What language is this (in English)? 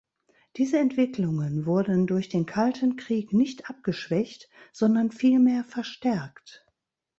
German